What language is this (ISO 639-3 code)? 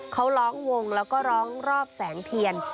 tha